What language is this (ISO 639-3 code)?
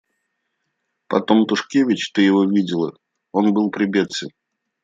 rus